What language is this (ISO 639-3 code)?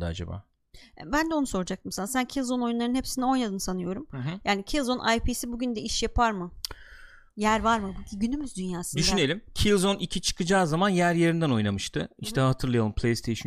tur